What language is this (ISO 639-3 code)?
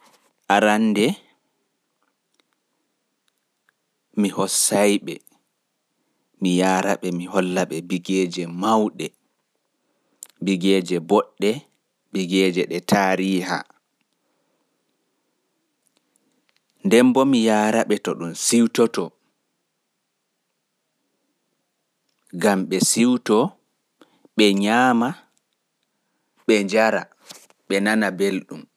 ful